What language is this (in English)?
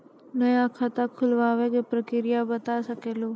Maithili